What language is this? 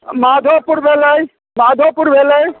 Maithili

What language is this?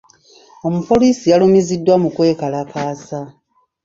Ganda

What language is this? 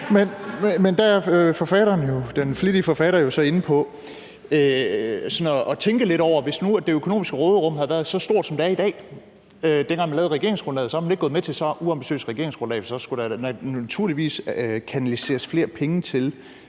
Danish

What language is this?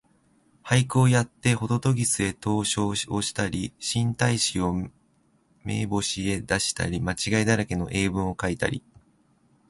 Japanese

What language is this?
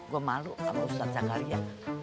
Indonesian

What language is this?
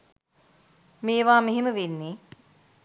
Sinhala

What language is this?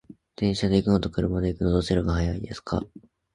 Japanese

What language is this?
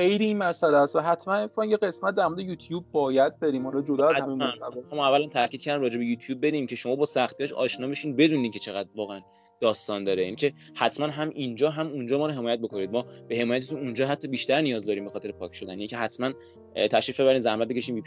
Persian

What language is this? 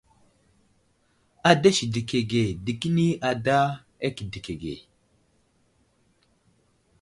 Wuzlam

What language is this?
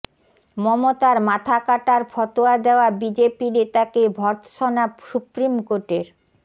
Bangla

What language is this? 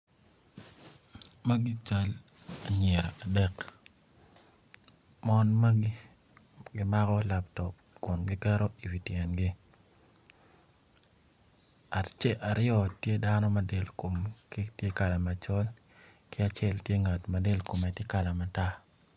Acoli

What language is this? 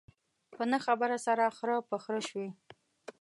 Pashto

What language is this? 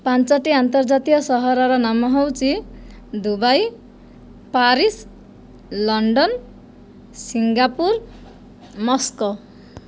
Odia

